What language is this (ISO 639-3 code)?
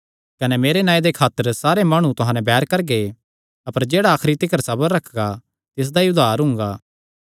xnr